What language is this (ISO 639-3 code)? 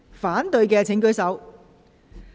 yue